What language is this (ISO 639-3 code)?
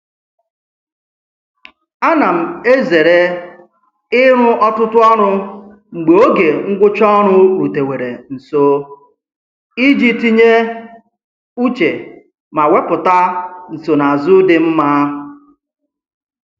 ibo